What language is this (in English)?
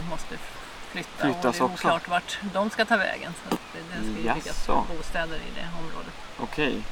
Swedish